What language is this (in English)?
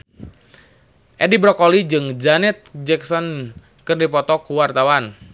Sundanese